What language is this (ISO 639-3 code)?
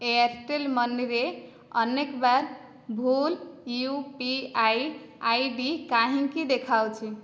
ori